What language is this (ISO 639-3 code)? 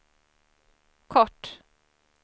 swe